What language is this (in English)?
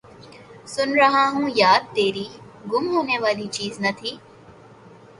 Urdu